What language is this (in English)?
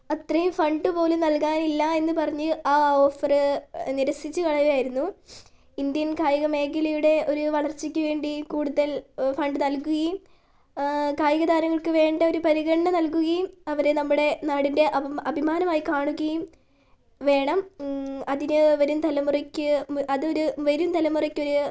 Malayalam